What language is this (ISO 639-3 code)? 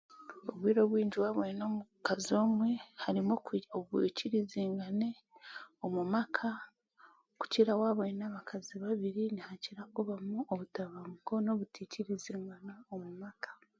cgg